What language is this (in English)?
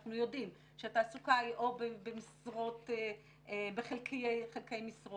Hebrew